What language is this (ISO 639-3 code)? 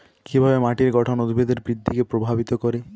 ben